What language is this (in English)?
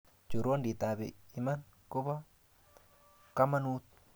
Kalenjin